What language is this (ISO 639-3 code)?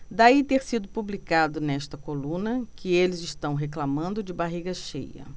por